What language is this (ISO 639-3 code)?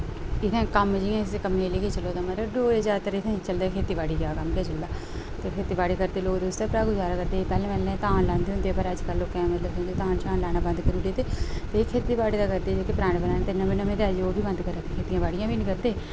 doi